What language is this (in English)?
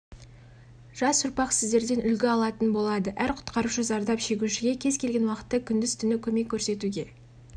Kazakh